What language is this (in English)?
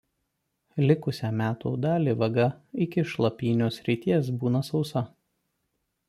Lithuanian